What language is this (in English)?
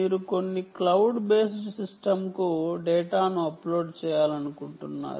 Telugu